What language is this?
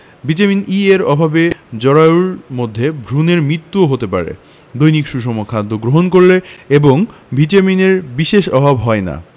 Bangla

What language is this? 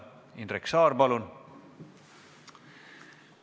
Estonian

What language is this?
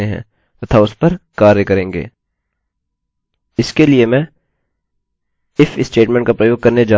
Hindi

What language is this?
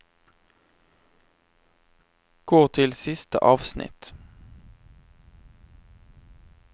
Norwegian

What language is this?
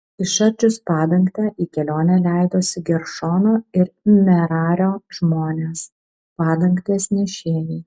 Lithuanian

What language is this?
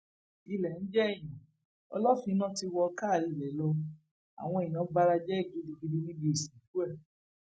Yoruba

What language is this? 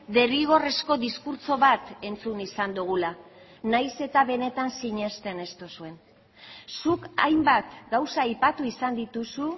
Basque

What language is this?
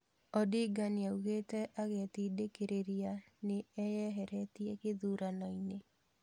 Kikuyu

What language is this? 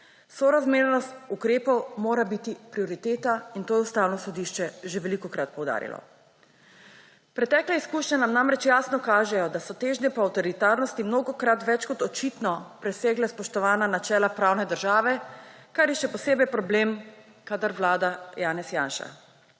Slovenian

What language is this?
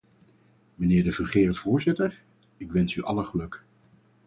Dutch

